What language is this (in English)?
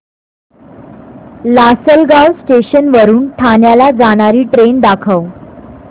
Marathi